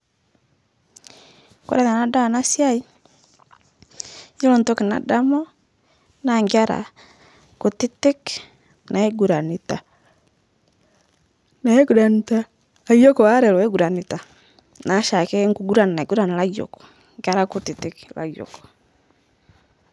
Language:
Masai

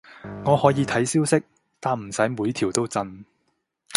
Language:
Cantonese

